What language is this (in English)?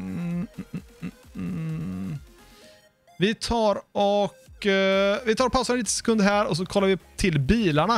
Swedish